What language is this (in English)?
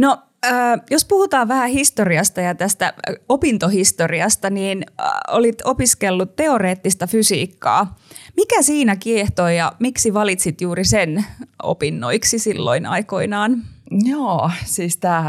Finnish